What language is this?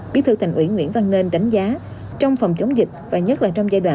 Vietnamese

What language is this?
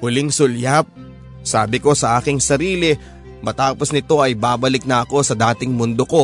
Filipino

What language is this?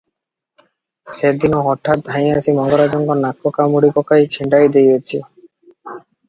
Odia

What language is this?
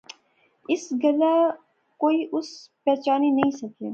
Pahari-Potwari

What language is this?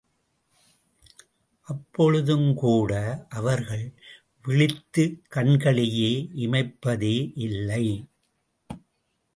Tamil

